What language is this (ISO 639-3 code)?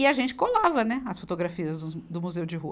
por